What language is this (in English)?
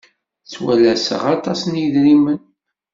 Kabyle